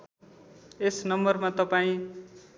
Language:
Nepali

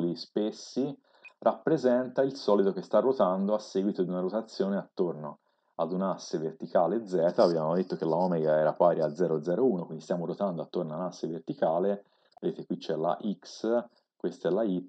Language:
Italian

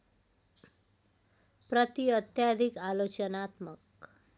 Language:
Nepali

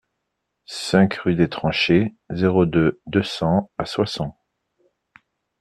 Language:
French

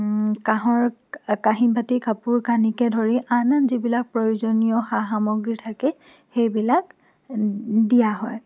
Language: Assamese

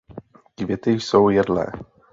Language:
Czech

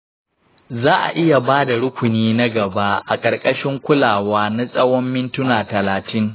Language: Hausa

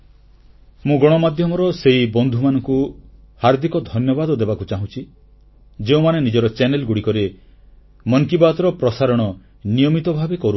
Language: Odia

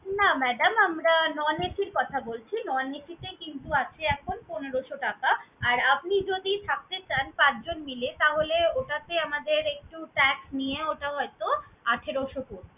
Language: Bangla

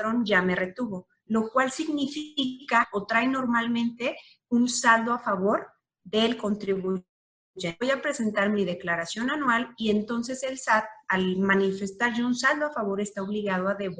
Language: Spanish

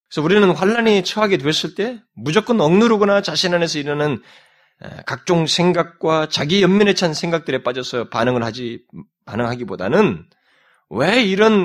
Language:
Korean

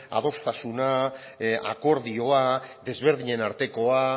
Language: Basque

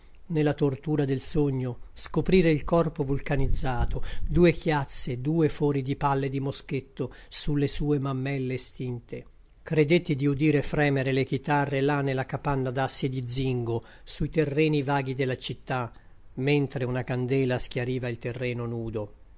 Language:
Italian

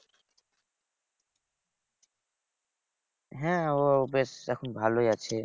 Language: Bangla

